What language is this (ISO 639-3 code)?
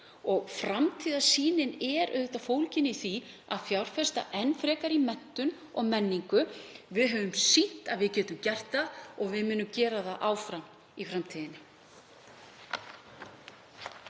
isl